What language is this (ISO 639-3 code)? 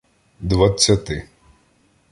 ukr